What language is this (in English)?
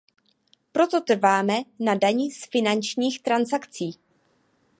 Czech